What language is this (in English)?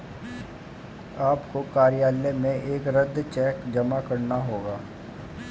Hindi